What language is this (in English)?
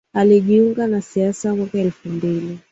Swahili